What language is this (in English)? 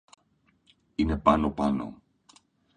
Greek